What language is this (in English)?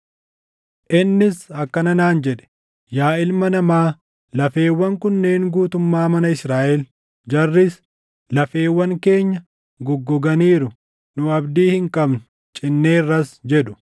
Oromo